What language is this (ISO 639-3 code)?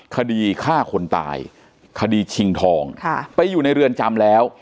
tha